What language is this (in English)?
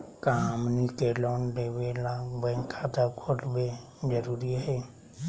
Magahi